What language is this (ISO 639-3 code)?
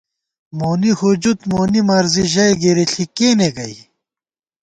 gwt